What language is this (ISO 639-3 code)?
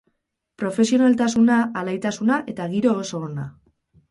eus